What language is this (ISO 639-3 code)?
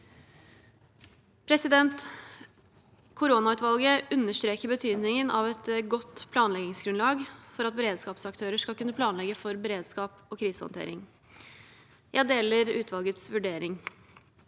nor